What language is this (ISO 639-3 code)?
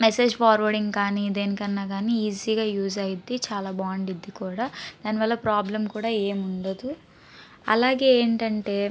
tel